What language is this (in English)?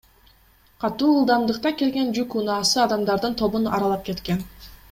Kyrgyz